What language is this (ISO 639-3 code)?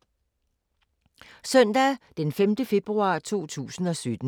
dan